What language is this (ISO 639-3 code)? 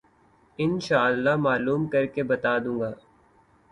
urd